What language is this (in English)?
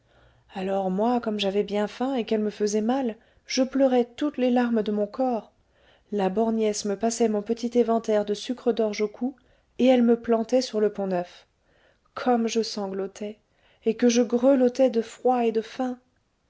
French